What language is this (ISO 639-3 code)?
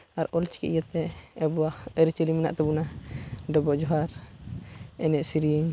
sat